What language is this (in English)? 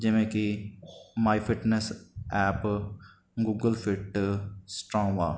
Punjabi